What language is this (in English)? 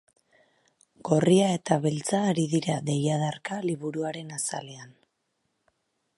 Basque